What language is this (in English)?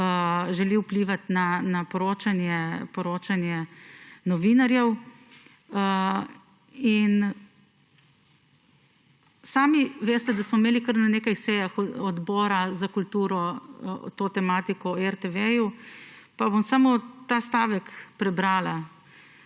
Slovenian